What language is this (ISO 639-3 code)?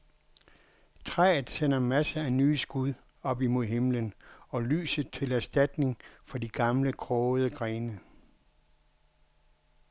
dan